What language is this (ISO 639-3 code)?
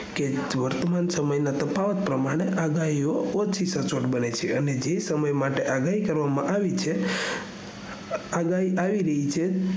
guj